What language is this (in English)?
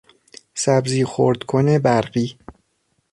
Persian